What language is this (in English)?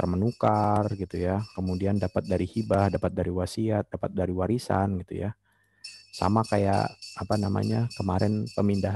Indonesian